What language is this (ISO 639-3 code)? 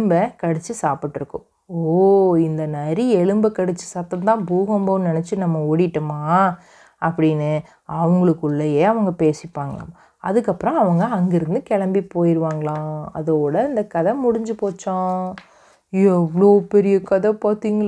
tam